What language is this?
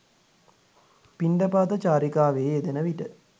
Sinhala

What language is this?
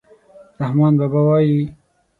Pashto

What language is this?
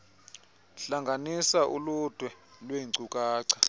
Xhosa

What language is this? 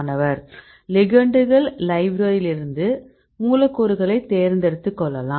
Tamil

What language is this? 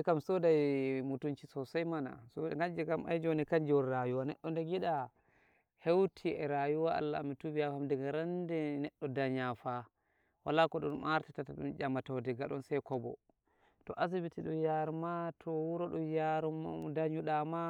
Nigerian Fulfulde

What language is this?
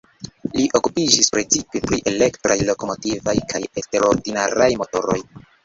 Esperanto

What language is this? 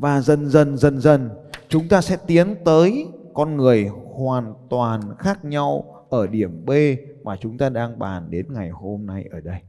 Vietnamese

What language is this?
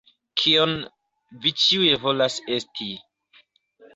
Esperanto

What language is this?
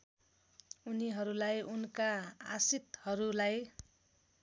Nepali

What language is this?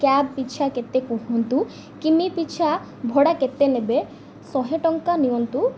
Odia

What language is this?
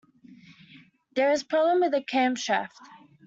English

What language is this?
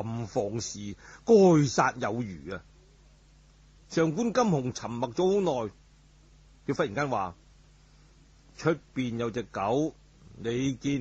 Chinese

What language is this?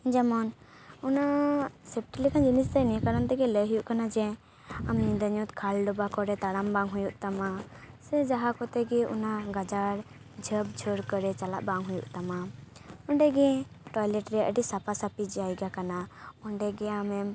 Santali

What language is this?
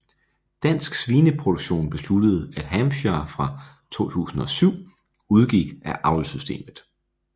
Danish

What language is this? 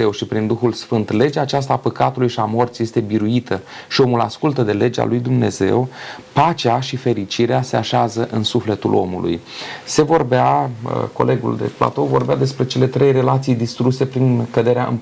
Romanian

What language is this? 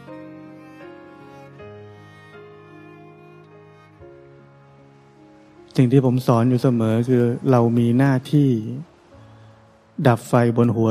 Thai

